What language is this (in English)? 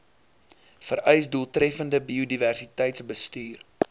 Afrikaans